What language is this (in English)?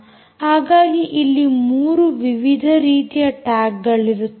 Kannada